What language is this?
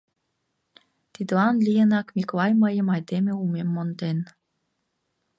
Mari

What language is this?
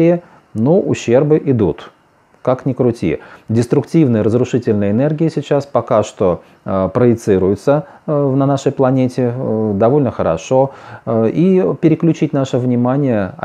Russian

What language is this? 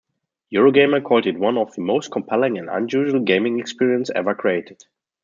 English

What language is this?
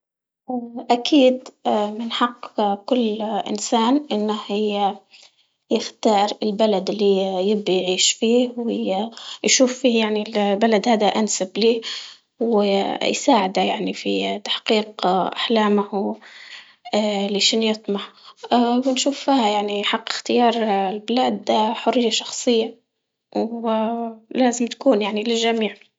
Libyan Arabic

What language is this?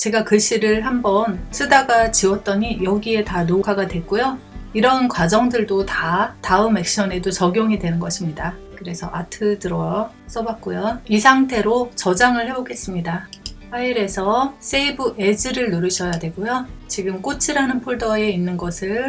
Korean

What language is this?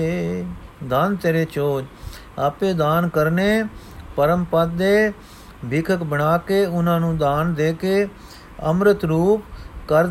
Punjabi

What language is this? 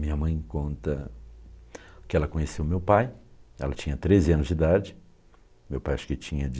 Portuguese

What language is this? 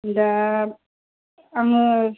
Bodo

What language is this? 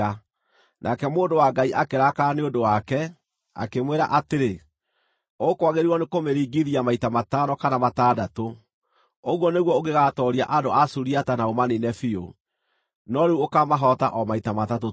Kikuyu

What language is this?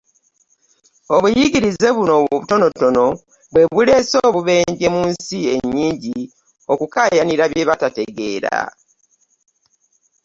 Ganda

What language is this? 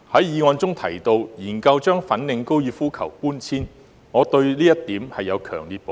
Cantonese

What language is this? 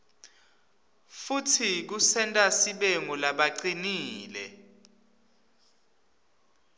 Swati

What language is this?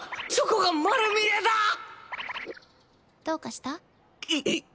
Japanese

